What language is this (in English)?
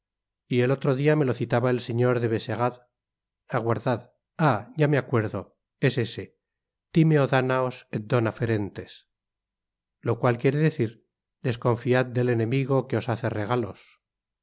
Spanish